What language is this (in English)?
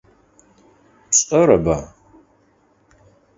Adyghe